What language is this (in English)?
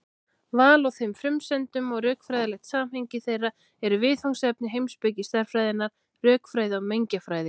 Icelandic